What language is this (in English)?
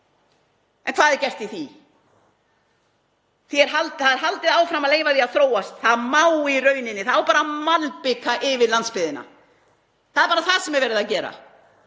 Icelandic